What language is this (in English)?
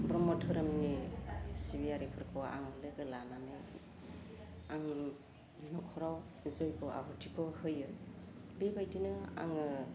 Bodo